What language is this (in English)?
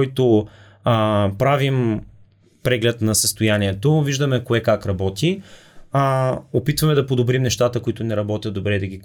Bulgarian